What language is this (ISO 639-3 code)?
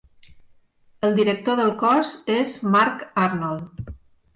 cat